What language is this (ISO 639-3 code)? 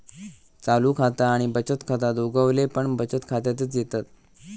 mar